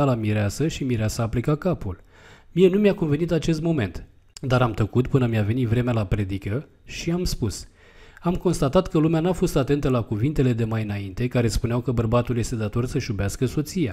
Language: Romanian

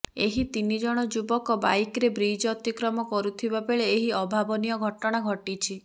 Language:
Odia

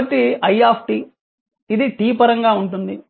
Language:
Telugu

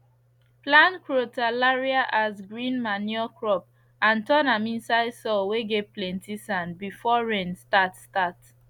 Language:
Nigerian Pidgin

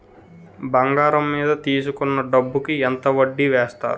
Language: Telugu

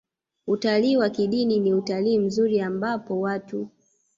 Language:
Swahili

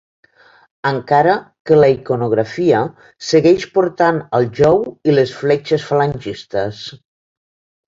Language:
Catalan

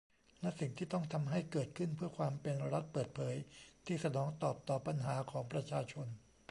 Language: Thai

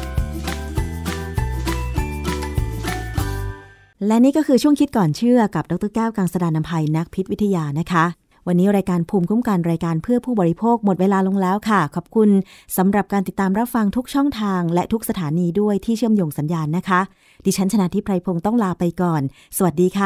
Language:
Thai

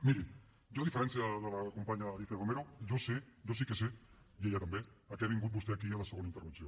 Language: Catalan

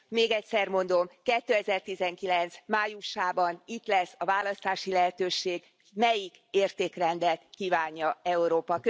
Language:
Hungarian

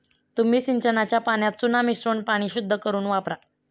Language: Marathi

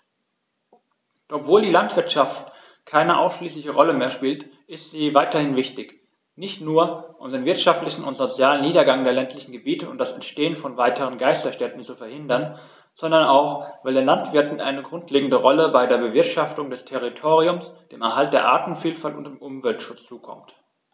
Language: German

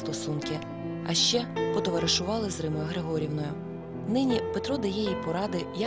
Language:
Ukrainian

